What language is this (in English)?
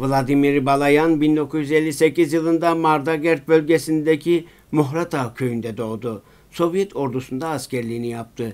Turkish